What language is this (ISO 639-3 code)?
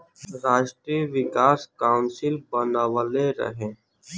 bho